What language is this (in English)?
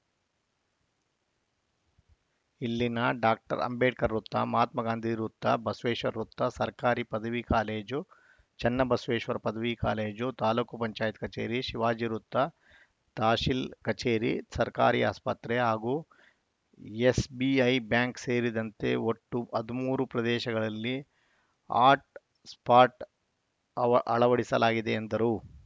Kannada